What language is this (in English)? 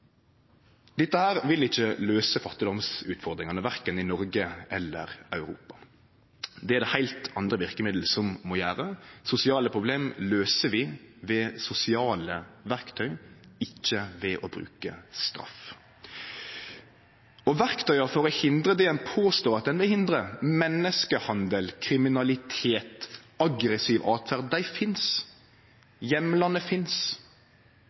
Norwegian Nynorsk